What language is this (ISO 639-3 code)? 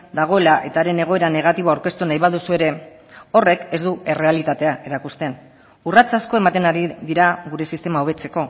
eus